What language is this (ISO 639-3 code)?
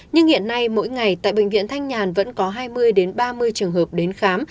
vie